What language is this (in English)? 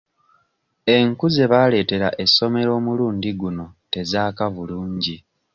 Ganda